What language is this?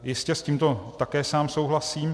Czech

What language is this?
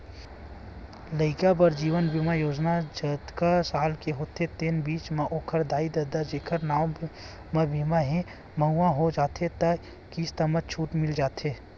Chhattisgarhi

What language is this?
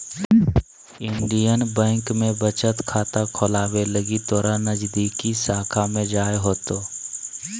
Magahi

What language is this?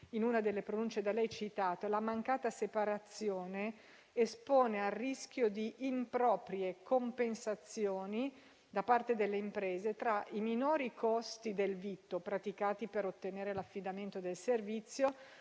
Italian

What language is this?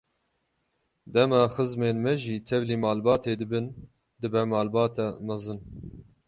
Kurdish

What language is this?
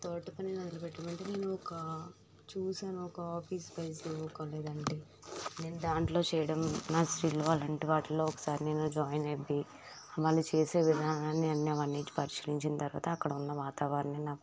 Telugu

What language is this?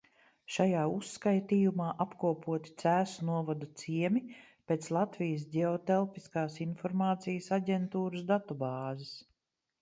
Latvian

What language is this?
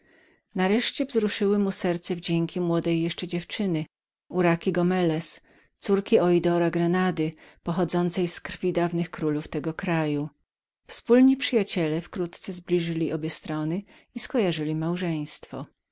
Polish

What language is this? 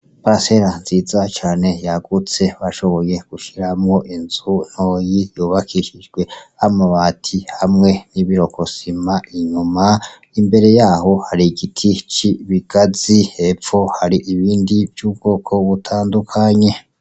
Rundi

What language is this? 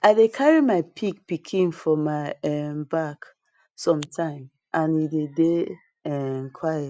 Nigerian Pidgin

